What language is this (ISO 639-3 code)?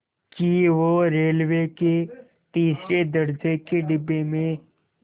hin